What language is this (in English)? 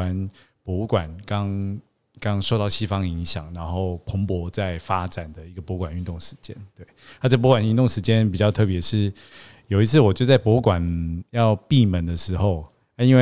Chinese